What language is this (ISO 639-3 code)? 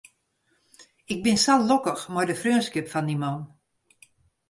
fry